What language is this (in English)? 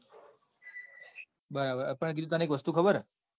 Gujarati